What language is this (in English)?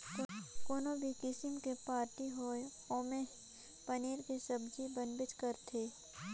Chhattisgarhi